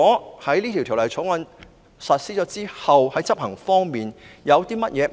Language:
Cantonese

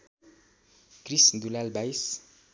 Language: Nepali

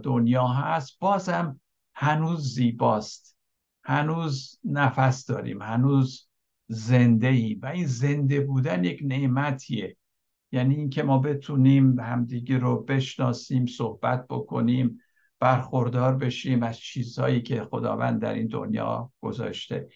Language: Persian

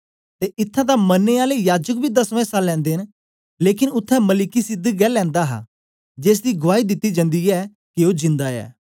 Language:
Dogri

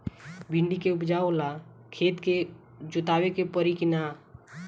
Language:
Bhojpuri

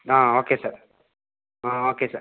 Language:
Kannada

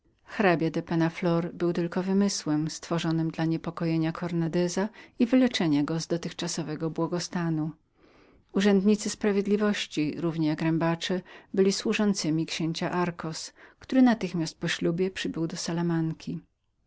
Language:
Polish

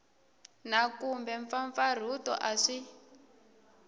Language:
Tsonga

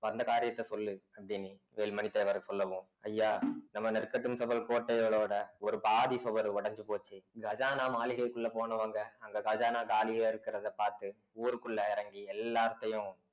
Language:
Tamil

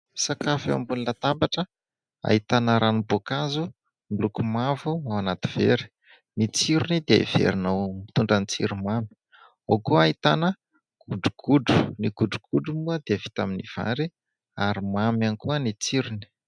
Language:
Malagasy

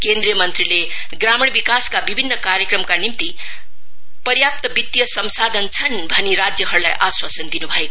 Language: Nepali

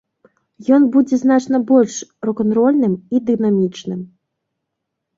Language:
Belarusian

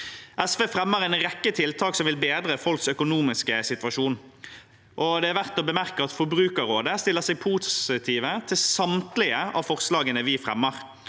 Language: Norwegian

